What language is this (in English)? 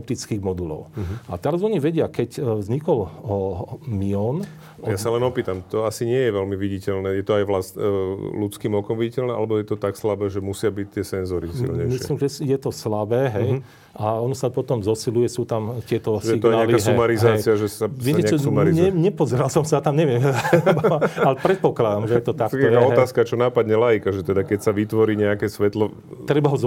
Slovak